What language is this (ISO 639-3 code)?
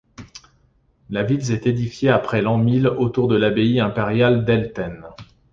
fra